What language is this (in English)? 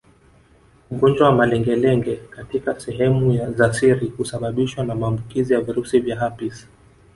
Swahili